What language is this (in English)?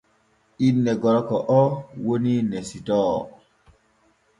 Borgu Fulfulde